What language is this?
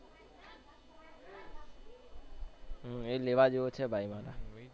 Gujarati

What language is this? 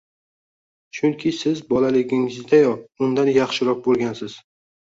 Uzbek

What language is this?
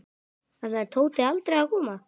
Icelandic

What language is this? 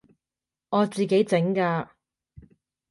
Cantonese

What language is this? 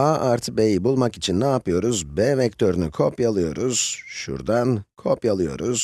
Turkish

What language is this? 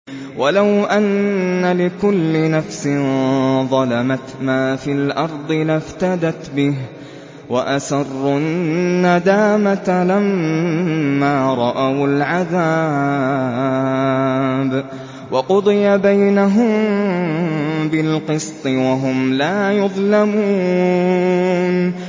Arabic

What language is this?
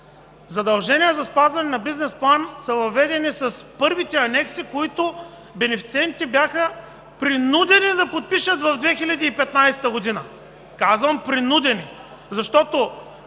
Bulgarian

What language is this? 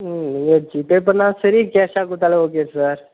Tamil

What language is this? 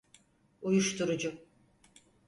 Turkish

